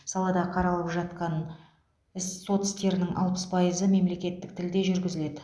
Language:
Kazakh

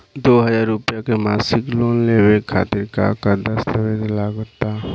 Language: Bhojpuri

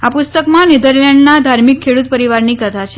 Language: Gujarati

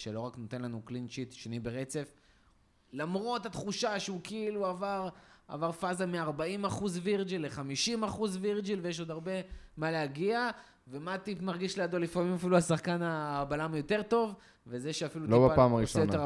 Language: Hebrew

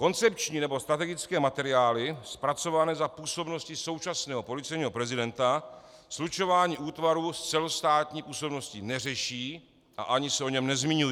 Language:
Czech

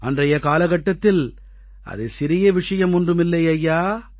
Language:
Tamil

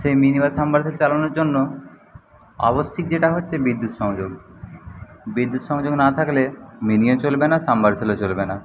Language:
Bangla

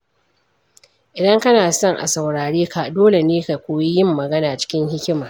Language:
Hausa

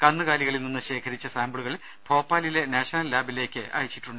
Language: Malayalam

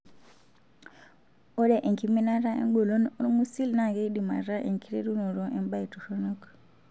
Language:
Masai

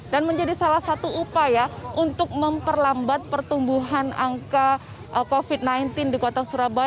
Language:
Indonesian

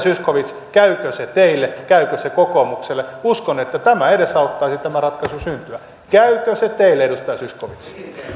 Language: Finnish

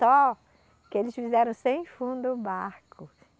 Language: Portuguese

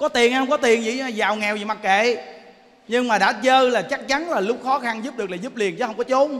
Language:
Vietnamese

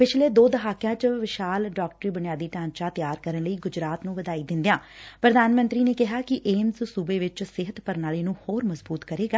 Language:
Punjabi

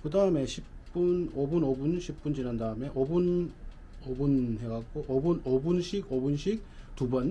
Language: Korean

